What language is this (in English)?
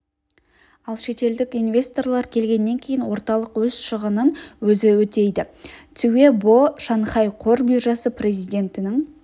Kazakh